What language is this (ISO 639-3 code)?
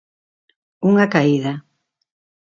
glg